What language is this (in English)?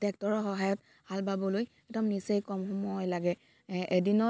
Assamese